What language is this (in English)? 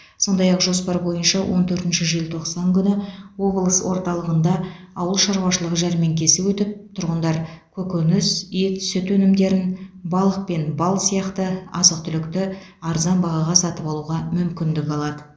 Kazakh